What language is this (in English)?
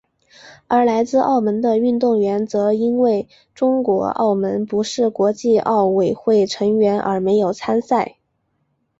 Chinese